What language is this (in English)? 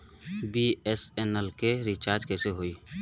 Bhojpuri